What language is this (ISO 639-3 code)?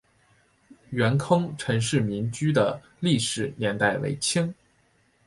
zho